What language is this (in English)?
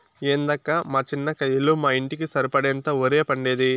Telugu